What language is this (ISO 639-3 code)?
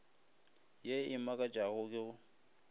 nso